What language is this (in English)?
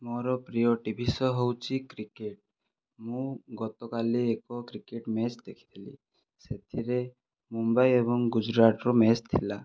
Odia